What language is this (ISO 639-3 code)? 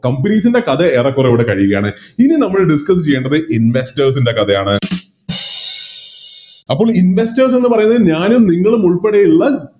mal